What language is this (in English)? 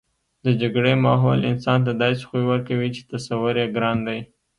Pashto